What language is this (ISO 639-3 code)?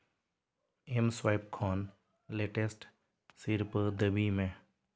sat